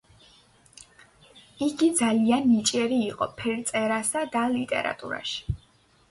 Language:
Georgian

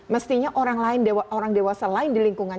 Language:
Indonesian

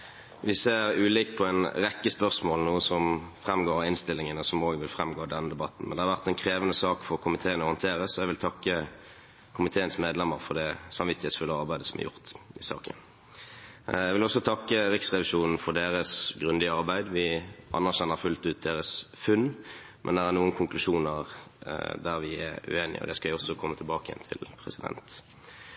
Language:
Norwegian Bokmål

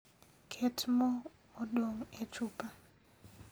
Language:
Luo (Kenya and Tanzania)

